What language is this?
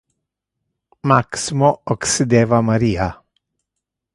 Interlingua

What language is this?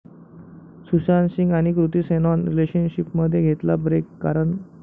Marathi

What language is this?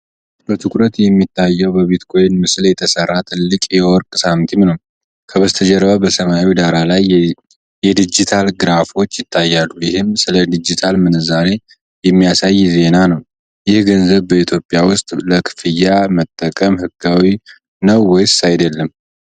Amharic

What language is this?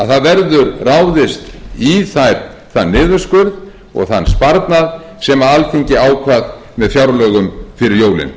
Icelandic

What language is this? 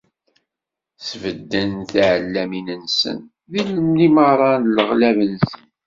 Kabyle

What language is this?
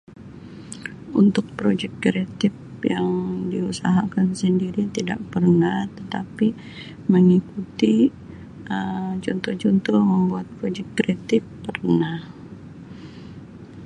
Sabah Malay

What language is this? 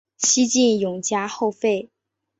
Chinese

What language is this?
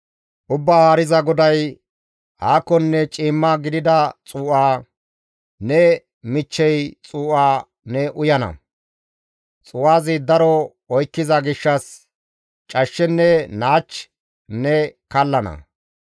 Gamo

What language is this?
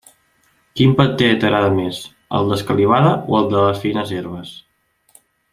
Catalan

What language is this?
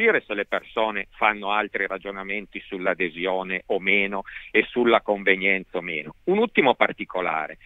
Italian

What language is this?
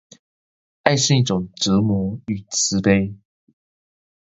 Chinese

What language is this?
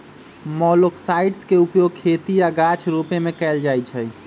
Magahi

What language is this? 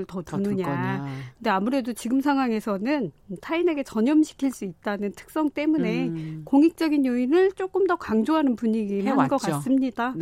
Korean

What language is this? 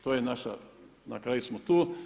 Croatian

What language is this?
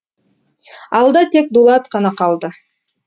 Kazakh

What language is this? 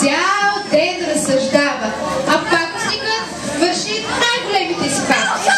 Bulgarian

